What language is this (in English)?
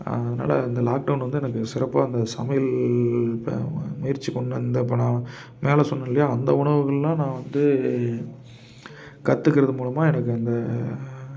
Tamil